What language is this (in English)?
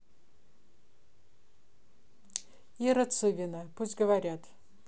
Russian